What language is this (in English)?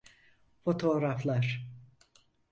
Turkish